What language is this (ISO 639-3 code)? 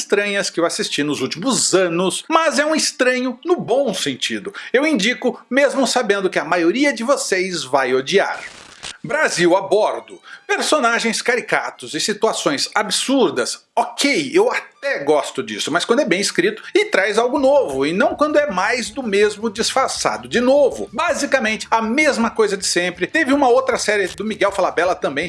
por